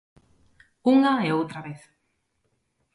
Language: Galician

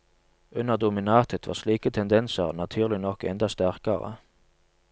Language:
Norwegian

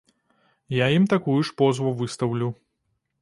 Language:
Belarusian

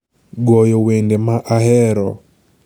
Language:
Luo (Kenya and Tanzania)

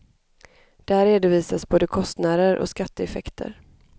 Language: Swedish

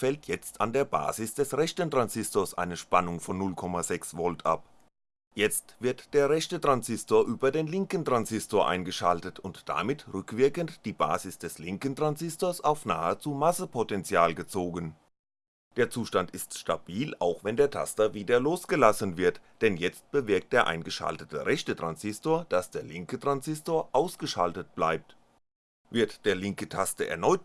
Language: German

